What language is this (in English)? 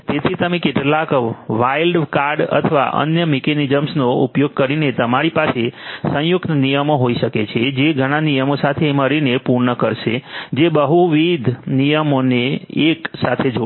Gujarati